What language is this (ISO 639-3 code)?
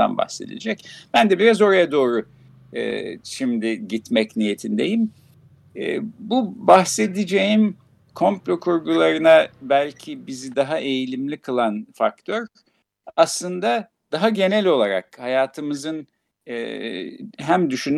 tur